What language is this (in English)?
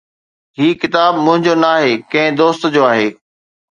Sindhi